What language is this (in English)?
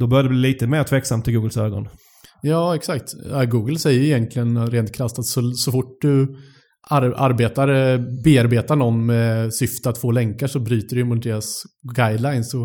Swedish